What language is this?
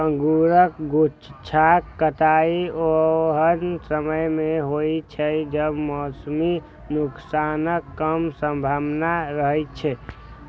Maithili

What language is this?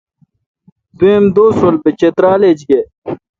Kalkoti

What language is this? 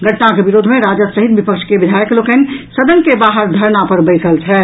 Maithili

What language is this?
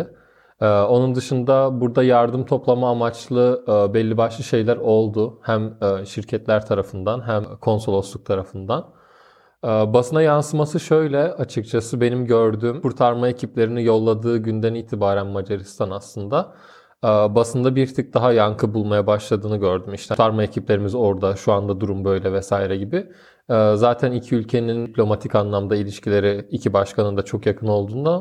Turkish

